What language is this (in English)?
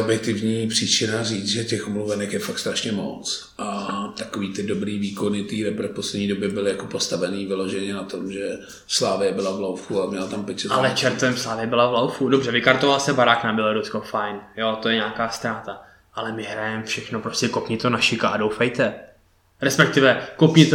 Czech